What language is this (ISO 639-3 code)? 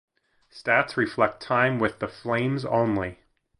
eng